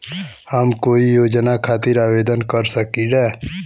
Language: Bhojpuri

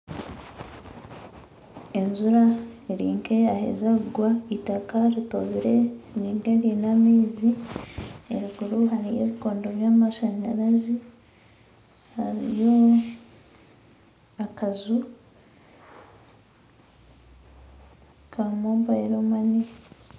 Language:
Nyankole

